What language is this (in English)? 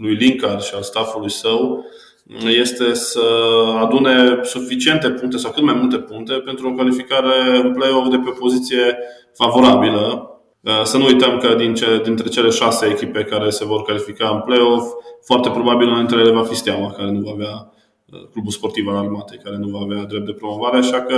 Romanian